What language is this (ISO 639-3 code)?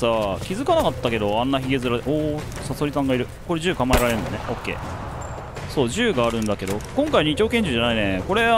jpn